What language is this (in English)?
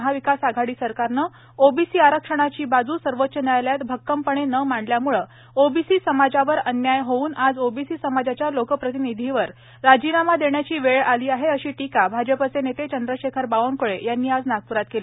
Marathi